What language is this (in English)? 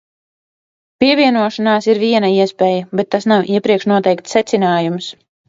Latvian